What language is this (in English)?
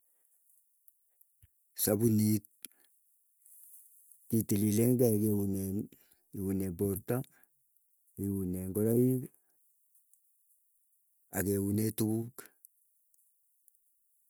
Keiyo